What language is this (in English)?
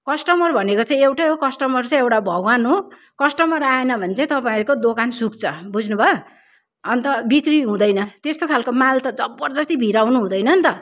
Nepali